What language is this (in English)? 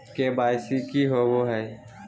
Magahi